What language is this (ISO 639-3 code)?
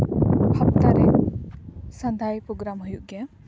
sat